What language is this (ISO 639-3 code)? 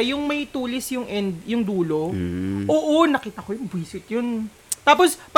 fil